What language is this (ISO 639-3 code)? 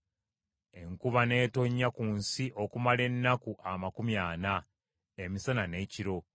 lug